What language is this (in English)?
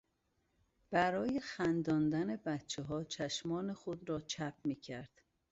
Persian